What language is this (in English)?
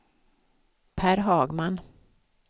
Swedish